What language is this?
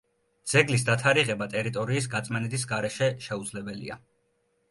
Georgian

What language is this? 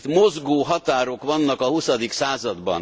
Hungarian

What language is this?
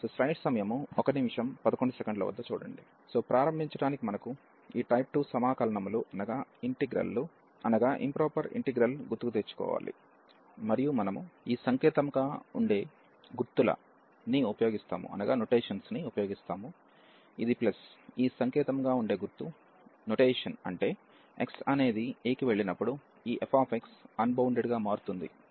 Telugu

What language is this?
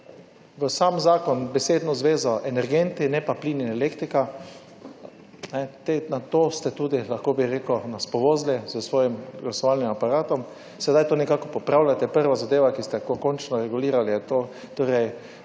Slovenian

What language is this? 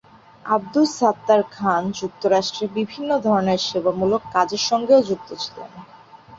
Bangla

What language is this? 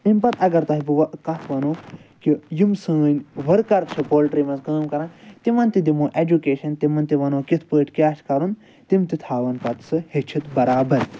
Kashmiri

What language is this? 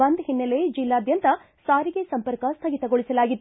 Kannada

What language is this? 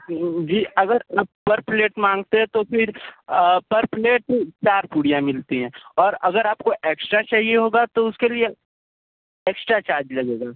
Hindi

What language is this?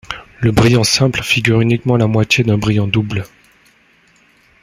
French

